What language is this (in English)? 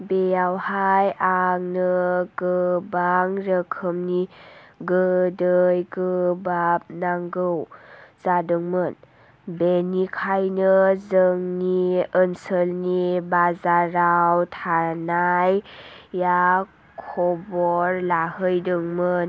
Bodo